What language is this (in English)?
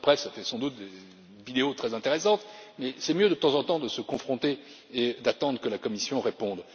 French